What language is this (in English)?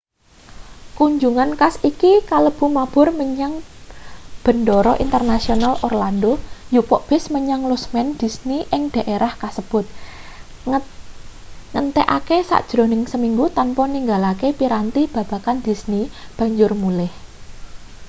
Javanese